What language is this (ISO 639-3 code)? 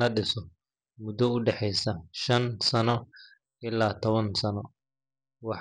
som